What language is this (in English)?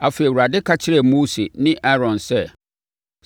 Akan